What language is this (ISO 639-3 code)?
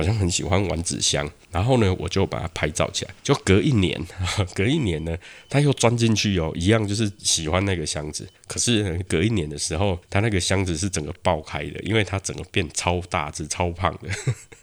zho